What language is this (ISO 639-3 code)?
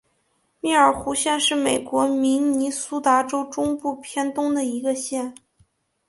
zho